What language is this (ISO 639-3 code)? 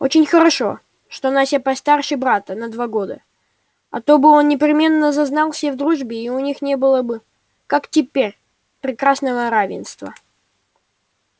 rus